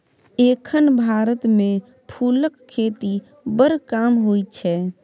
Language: Maithili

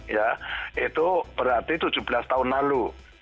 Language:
Indonesian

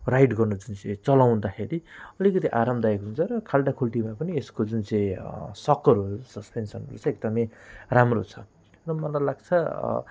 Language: Nepali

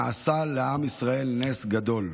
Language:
Hebrew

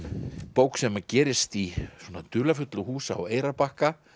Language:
Icelandic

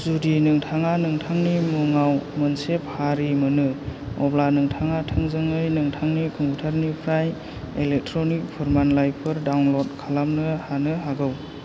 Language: Bodo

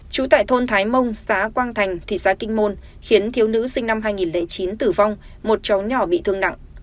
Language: Vietnamese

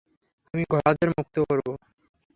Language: Bangla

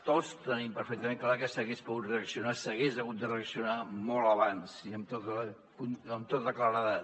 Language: Catalan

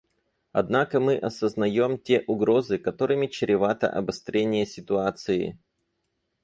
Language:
Russian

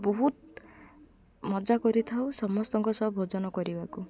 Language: Odia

